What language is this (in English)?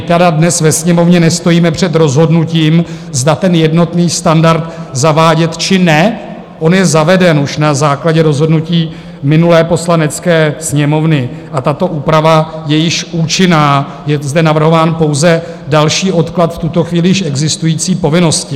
Czech